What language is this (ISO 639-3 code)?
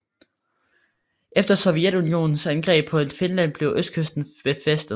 dan